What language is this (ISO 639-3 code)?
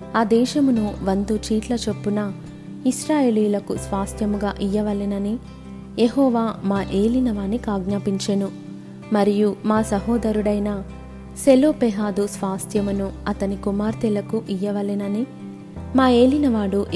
tel